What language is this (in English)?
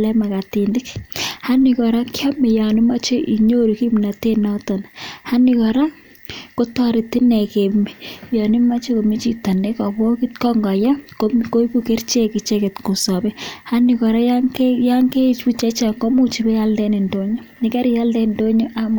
Kalenjin